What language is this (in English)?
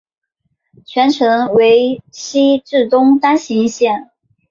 Chinese